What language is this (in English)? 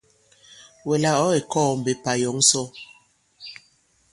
Bankon